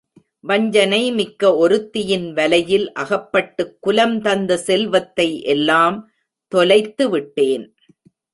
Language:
Tamil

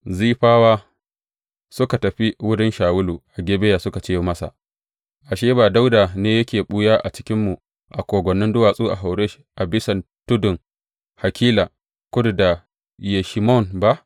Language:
Hausa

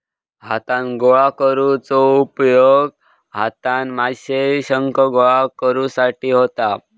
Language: Marathi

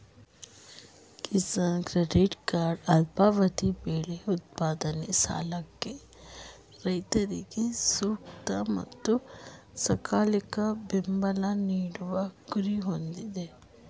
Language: Kannada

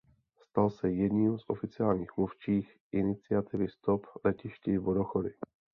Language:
Czech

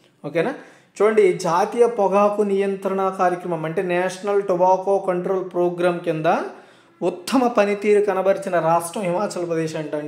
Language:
Hindi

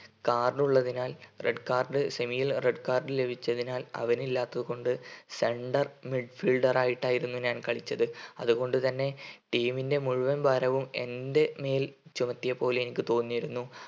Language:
Malayalam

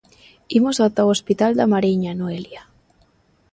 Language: Galician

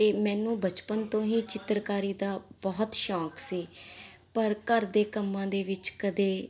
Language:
Punjabi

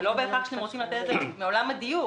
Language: Hebrew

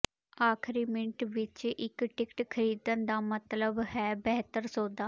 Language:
Punjabi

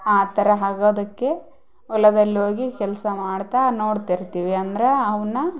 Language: Kannada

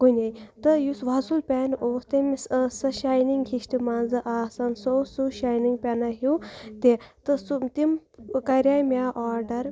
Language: Kashmiri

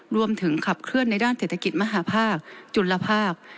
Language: Thai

